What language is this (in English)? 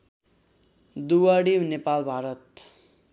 Nepali